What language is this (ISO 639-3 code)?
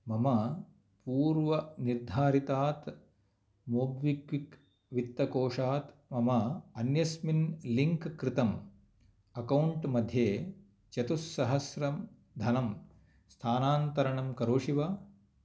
san